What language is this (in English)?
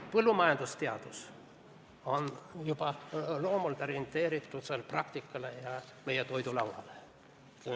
Estonian